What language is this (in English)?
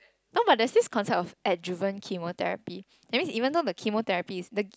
English